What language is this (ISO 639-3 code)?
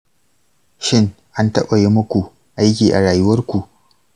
hau